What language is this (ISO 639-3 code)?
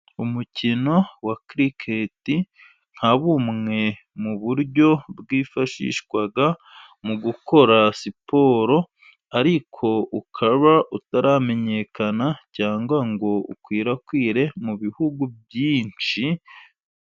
kin